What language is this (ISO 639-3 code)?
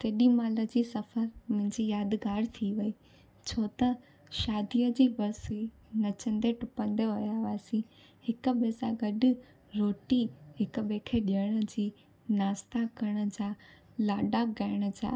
snd